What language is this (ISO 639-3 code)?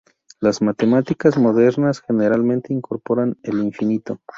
spa